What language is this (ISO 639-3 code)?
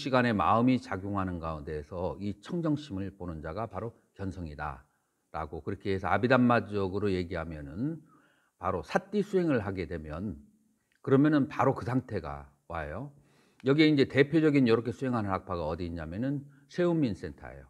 kor